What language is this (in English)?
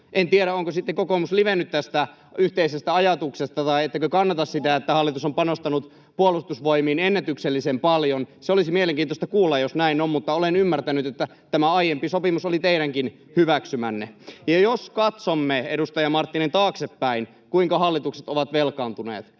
Finnish